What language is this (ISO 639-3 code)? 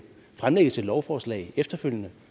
dan